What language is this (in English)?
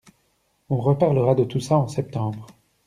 French